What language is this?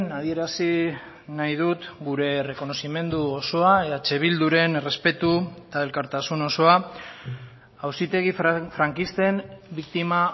Basque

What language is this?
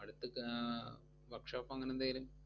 Malayalam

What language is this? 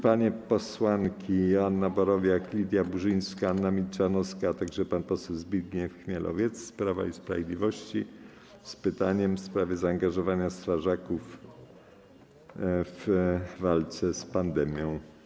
Polish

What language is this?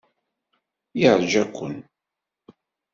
Kabyle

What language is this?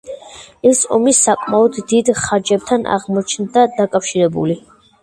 Georgian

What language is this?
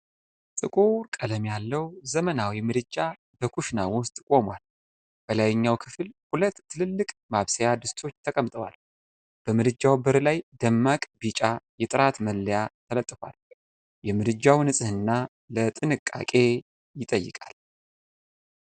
Amharic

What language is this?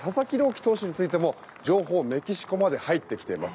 Japanese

